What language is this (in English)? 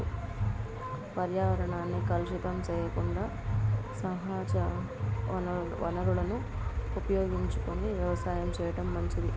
Telugu